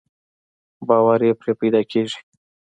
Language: Pashto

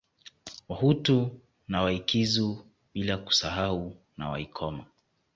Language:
Swahili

